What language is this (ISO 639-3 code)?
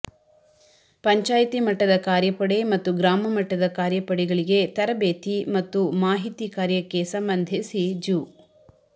kan